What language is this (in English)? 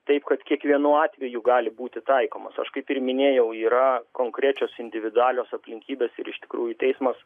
Lithuanian